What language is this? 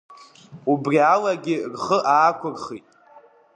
Abkhazian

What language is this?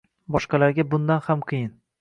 Uzbek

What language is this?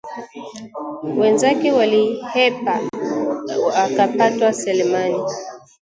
Swahili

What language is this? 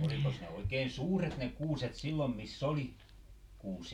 Finnish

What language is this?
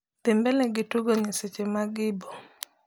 Luo (Kenya and Tanzania)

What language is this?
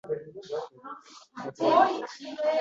Uzbek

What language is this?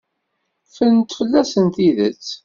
Kabyle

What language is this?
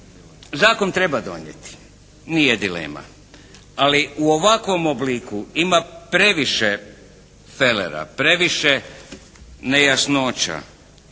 Croatian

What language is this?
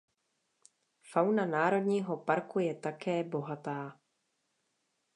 Czech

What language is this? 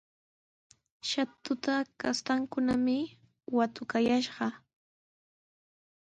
Sihuas Ancash Quechua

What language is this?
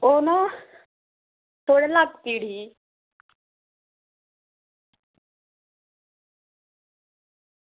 Dogri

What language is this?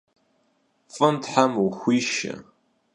Kabardian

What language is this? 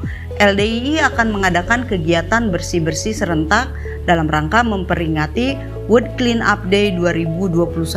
Indonesian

